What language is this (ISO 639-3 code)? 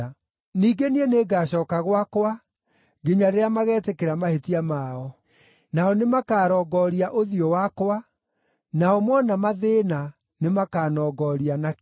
kik